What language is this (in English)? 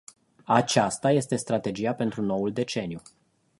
Romanian